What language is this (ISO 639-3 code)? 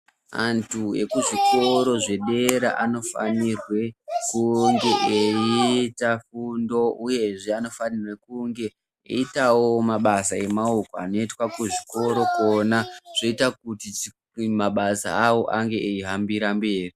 ndc